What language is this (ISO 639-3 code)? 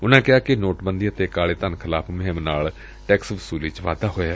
pan